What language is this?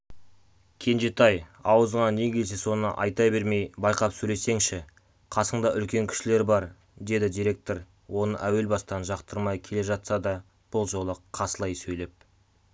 Kazakh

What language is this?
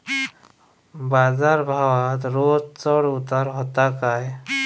Marathi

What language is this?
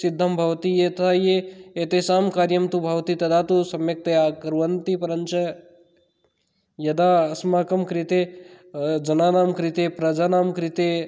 Sanskrit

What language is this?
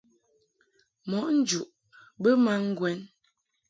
Mungaka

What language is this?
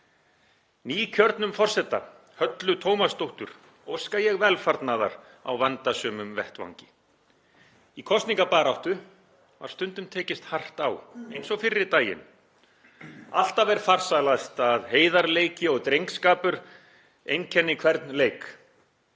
Icelandic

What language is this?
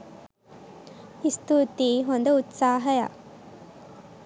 Sinhala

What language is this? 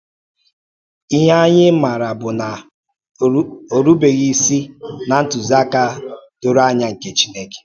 Igbo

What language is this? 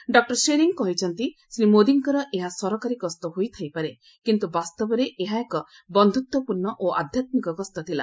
Odia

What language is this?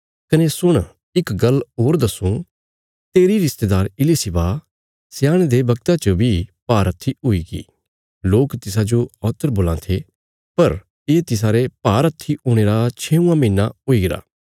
Bilaspuri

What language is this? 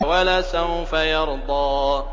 Arabic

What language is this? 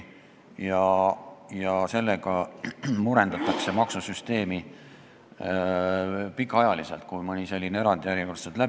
Estonian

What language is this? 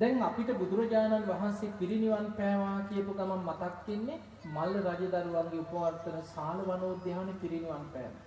Sinhala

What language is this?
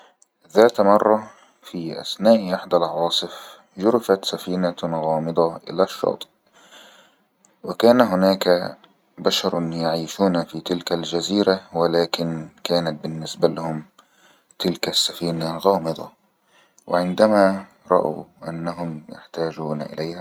Egyptian Arabic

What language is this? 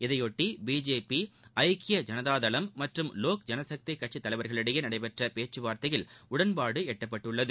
Tamil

